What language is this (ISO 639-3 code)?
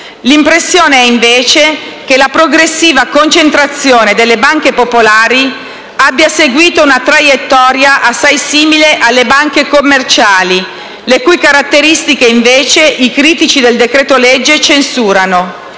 ita